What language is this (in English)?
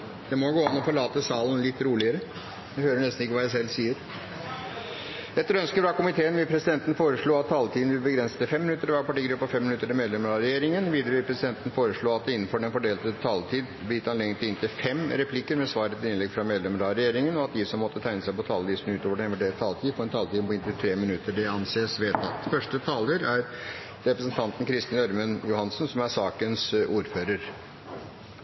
Norwegian Bokmål